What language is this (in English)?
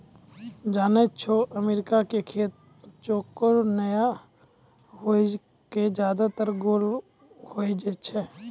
Maithili